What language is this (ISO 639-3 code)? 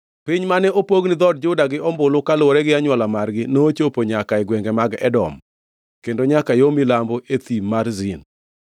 luo